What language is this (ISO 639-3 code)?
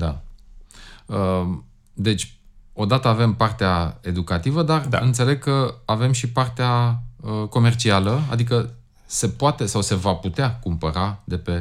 ron